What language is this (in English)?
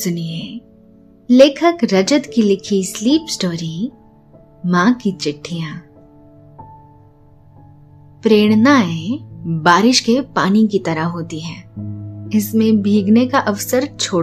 Hindi